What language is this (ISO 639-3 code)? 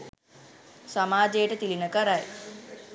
sin